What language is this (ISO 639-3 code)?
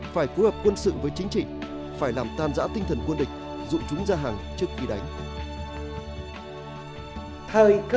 vie